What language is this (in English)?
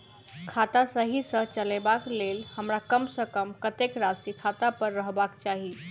Maithili